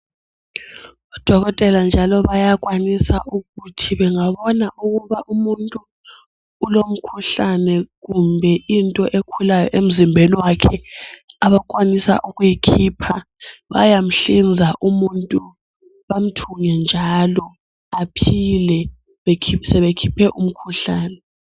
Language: North Ndebele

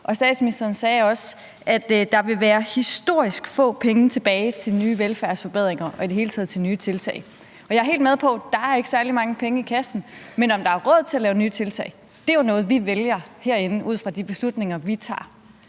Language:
Danish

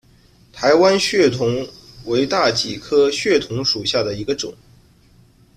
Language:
Chinese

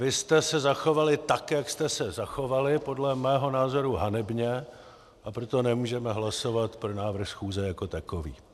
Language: Czech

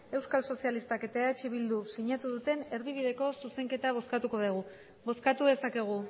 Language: Basque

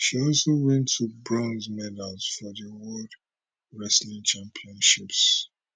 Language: Nigerian Pidgin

